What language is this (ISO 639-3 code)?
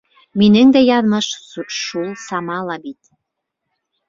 bak